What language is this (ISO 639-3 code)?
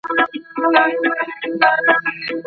pus